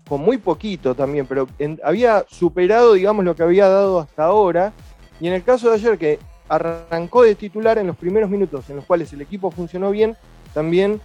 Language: Spanish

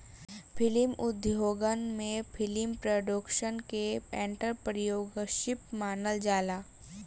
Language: Bhojpuri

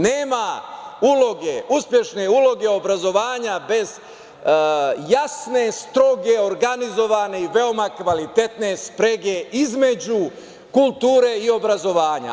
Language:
Serbian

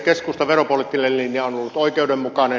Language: Finnish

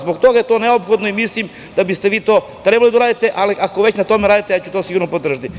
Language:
Serbian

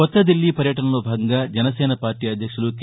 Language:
Telugu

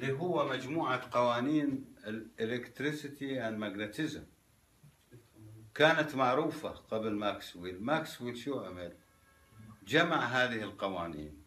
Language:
Arabic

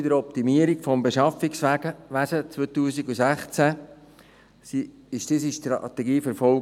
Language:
Swiss German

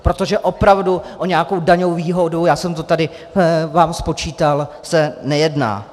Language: Czech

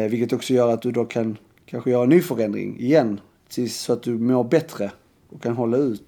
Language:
Swedish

